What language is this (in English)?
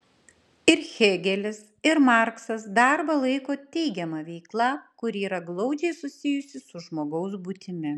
Lithuanian